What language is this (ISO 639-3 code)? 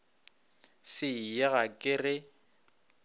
nso